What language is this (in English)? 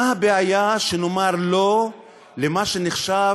Hebrew